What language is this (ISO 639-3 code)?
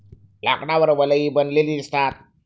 mar